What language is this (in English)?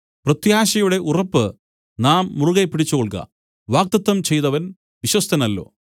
Malayalam